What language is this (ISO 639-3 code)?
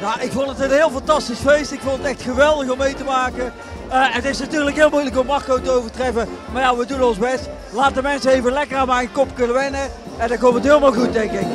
nld